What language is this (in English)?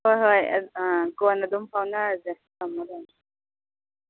Manipuri